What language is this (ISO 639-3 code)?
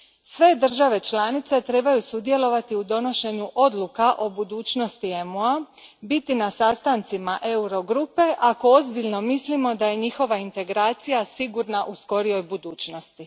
hrv